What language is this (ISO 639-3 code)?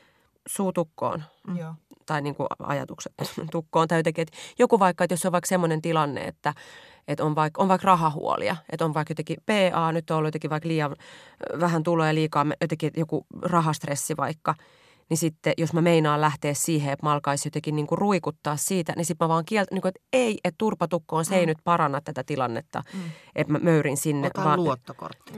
fin